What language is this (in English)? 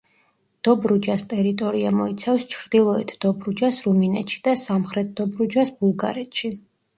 Georgian